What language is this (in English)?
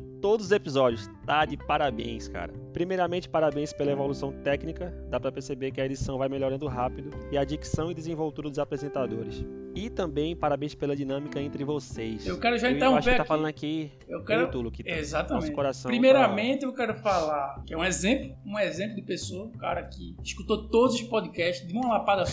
Portuguese